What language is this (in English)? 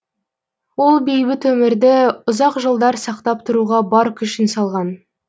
Kazakh